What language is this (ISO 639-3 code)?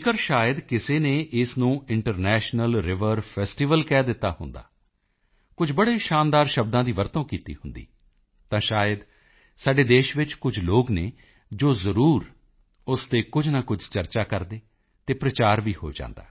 pan